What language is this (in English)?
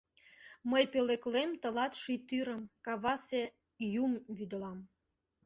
Mari